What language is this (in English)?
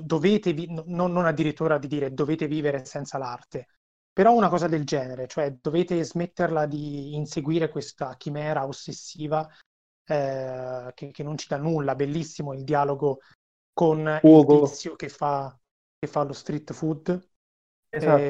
Italian